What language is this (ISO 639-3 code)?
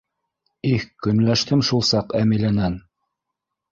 bak